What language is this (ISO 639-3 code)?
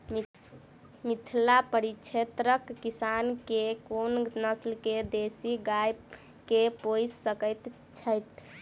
mai